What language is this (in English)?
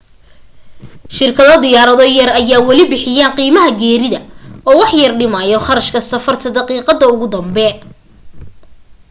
Somali